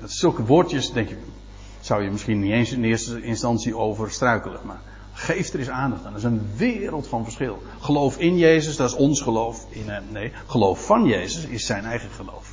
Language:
Dutch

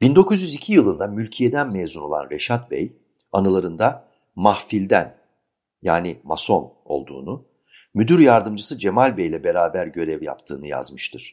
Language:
Turkish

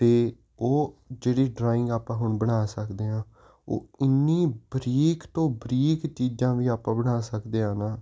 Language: Punjabi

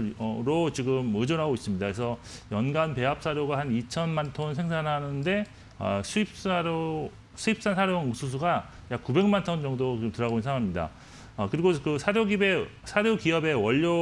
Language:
Korean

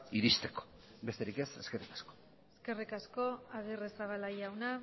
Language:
Basque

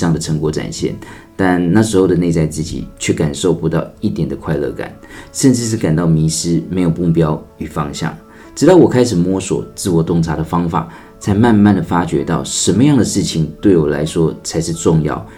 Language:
Chinese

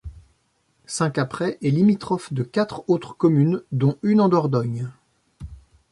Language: French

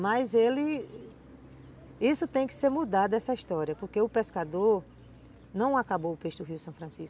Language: Portuguese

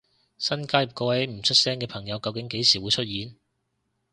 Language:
Cantonese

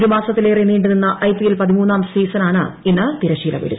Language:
Malayalam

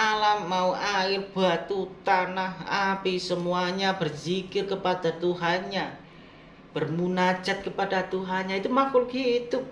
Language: Indonesian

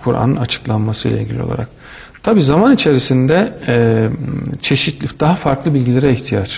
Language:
Turkish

